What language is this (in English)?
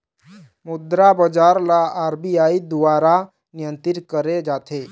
Chhattisgarhi